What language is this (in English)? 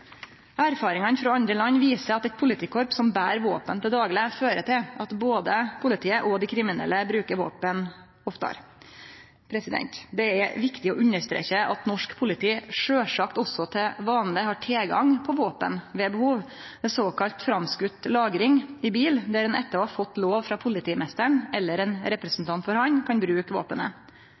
Norwegian Nynorsk